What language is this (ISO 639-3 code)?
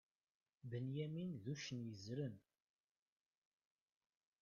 kab